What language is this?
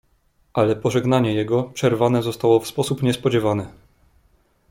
Polish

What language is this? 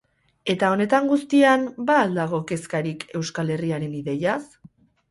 Basque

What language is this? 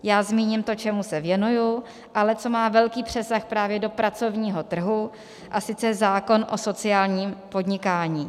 Czech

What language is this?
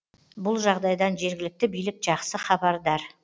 Kazakh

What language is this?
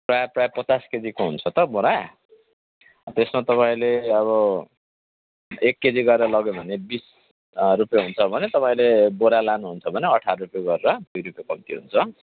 Nepali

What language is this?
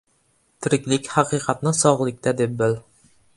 Uzbek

